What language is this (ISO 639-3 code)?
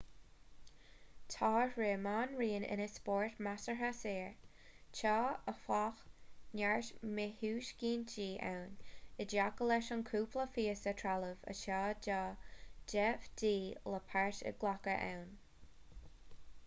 gle